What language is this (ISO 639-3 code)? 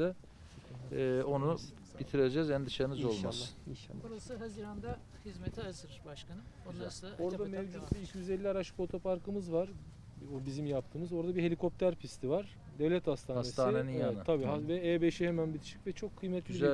tur